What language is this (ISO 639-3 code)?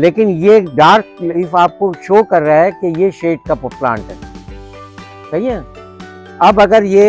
hin